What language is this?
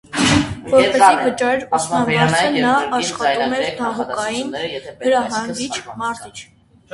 Armenian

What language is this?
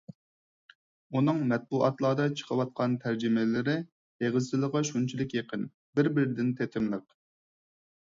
Uyghur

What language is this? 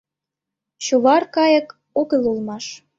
Mari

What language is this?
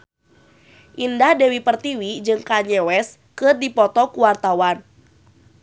Sundanese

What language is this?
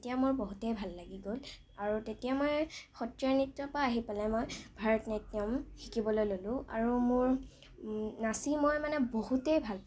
Assamese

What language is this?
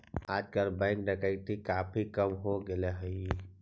Magahi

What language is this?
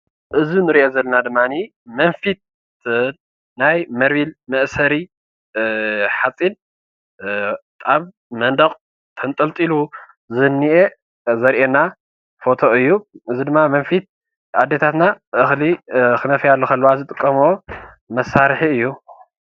Tigrinya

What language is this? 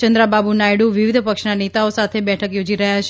Gujarati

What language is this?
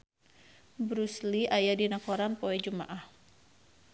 Sundanese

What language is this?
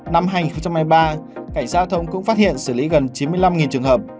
Vietnamese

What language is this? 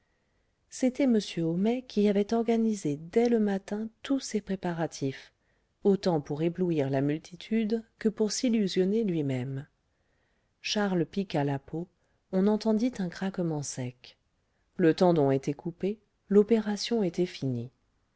French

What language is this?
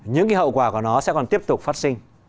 Vietnamese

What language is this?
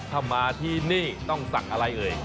Thai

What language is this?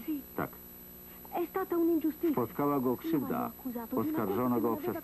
Polish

